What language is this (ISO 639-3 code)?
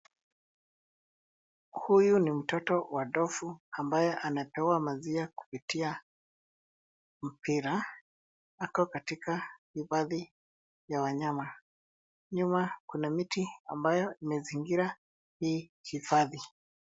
swa